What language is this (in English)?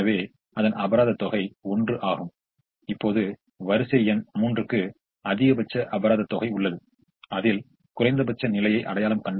Tamil